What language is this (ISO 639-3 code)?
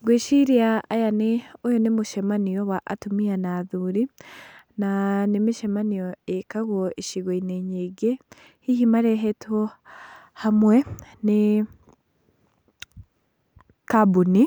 kik